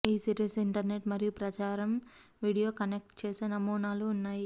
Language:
Telugu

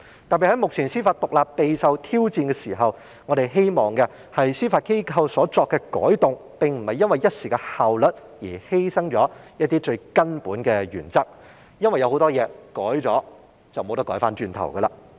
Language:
Cantonese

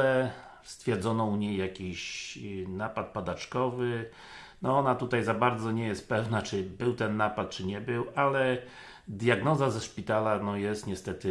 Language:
Polish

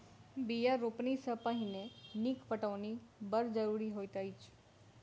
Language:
Maithili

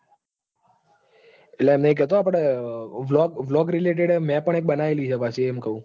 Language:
Gujarati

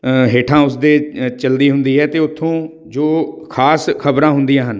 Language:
Punjabi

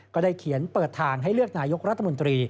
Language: Thai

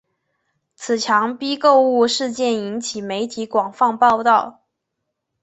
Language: Chinese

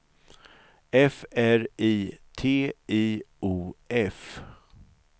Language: Swedish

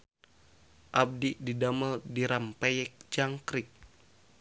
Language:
Sundanese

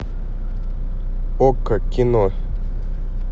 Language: Russian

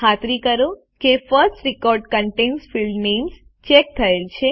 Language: Gujarati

